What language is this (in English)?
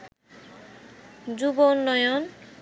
Bangla